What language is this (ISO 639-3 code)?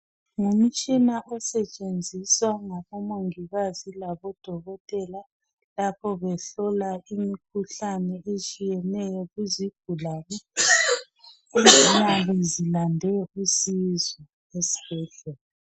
nde